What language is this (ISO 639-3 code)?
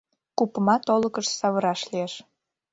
chm